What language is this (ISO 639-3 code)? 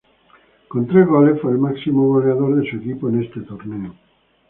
spa